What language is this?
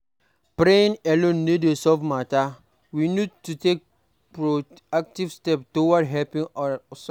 Nigerian Pidgin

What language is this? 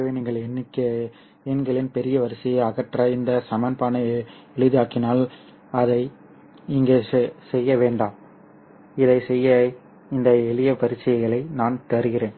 Tamil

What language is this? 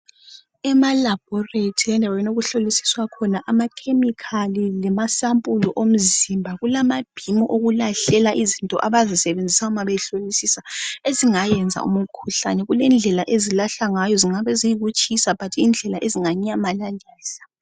North Ndebele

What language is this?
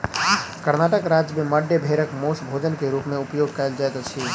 Maithili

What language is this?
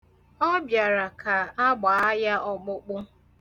Igbo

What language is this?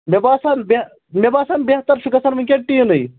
Kashmiri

